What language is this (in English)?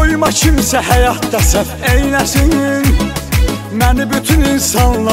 Turkish